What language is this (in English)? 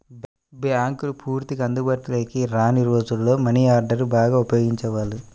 Telugu